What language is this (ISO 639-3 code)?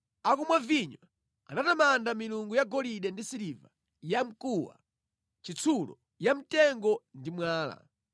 nya